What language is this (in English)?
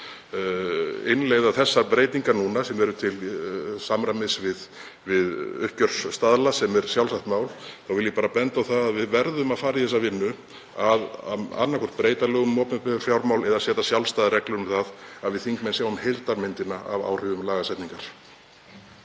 Icelandic